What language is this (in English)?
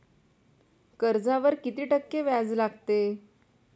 Marathi